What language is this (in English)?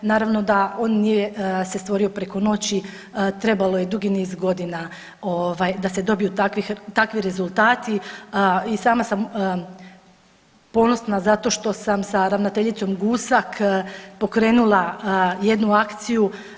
Croatian